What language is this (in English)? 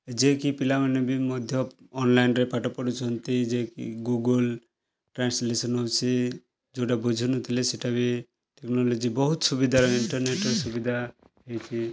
Odia